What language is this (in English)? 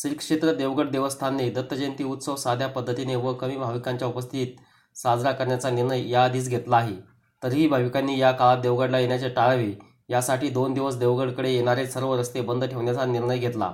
Marathi